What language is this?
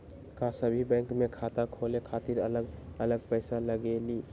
Magahi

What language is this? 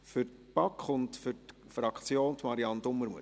Swiss German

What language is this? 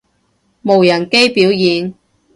Cantonese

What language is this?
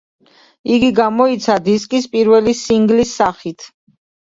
Georgian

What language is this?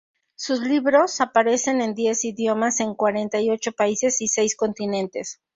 Spanish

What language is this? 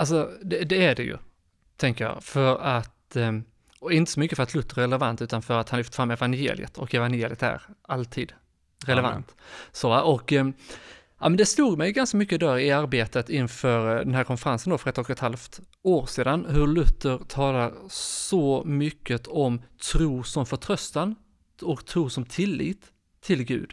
Swedish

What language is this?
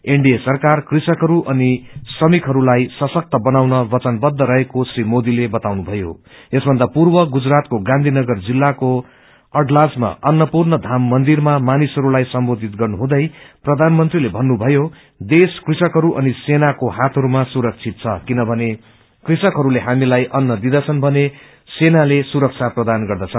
Nepali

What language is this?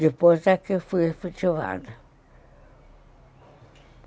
Portuguese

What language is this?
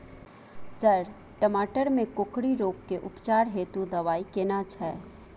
Maithili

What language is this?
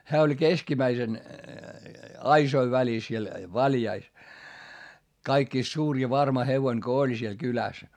Finnish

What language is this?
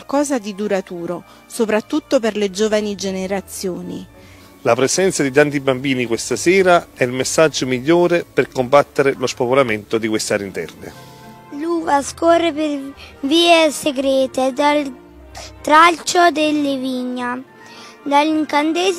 Italian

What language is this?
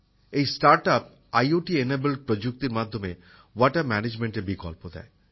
Bangla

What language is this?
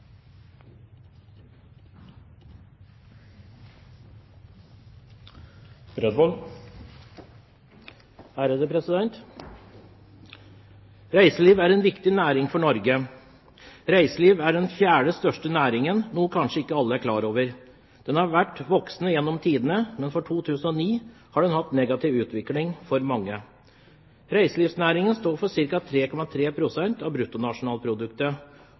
Norwegian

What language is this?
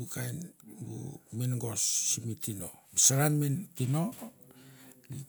Mandara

